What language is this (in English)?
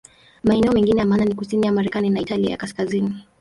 Swahili